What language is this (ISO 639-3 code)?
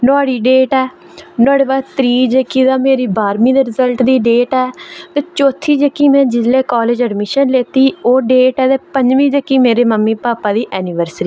doi